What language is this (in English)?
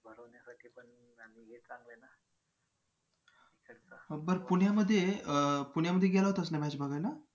Marathi